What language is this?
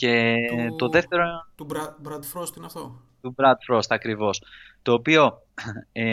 Greek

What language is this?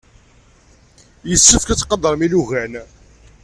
Kabyle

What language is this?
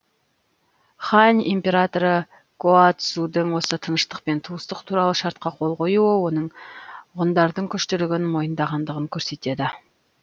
Kazakh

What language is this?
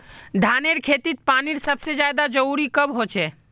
Magahi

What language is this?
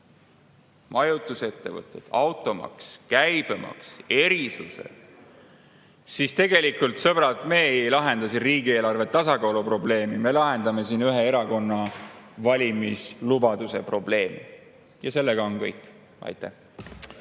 Estonian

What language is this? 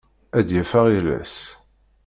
Kabyle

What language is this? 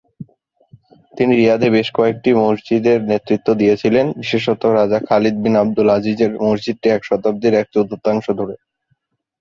Bangla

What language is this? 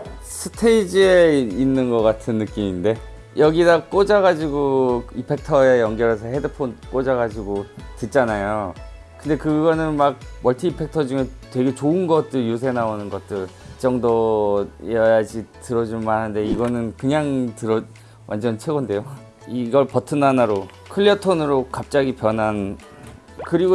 Korean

